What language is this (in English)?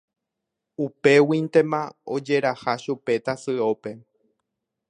Guarani